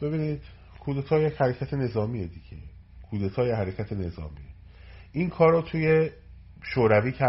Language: Persian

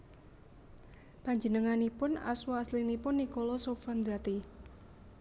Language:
Javanese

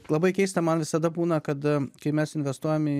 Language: Lithuanian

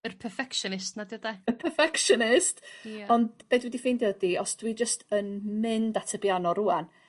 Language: Welsh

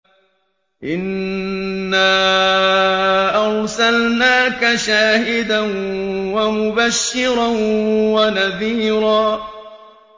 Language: Arabic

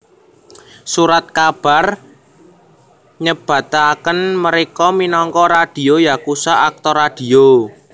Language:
Javanese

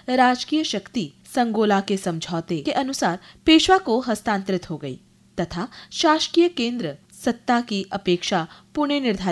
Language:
Hindi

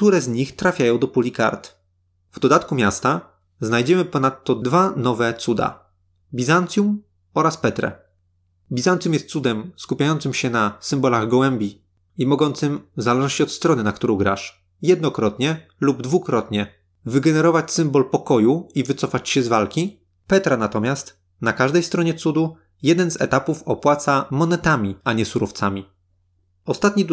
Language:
Polish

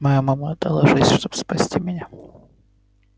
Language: Russian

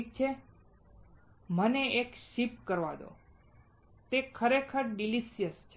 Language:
Gujarati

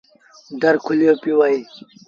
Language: Sindhi Bhil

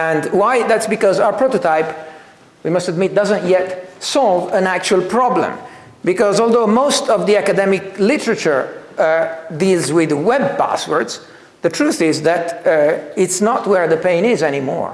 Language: English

